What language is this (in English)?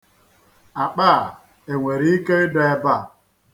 Igbo